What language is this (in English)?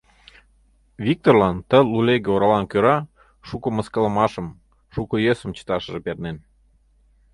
Mari